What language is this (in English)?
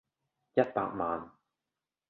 Cantonese